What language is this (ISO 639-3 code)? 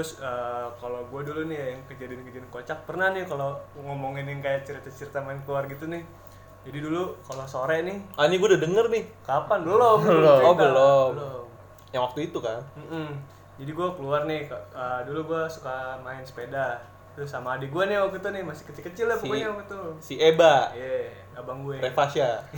ind